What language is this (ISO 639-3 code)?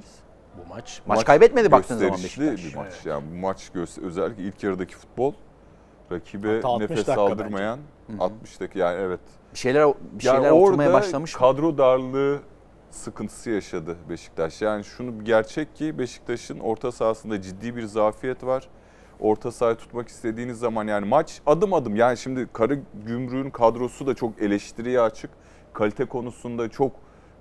tur